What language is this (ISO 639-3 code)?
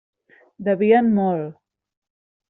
cat